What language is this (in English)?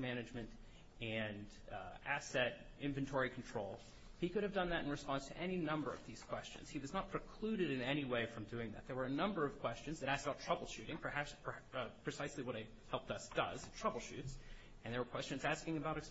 English